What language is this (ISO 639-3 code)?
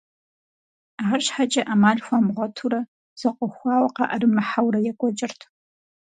kbd